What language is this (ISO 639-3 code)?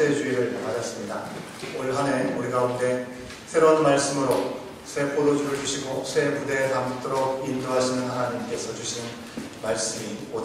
kor